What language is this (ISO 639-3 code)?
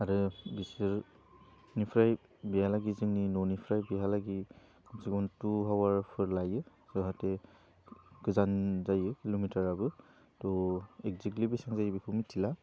brx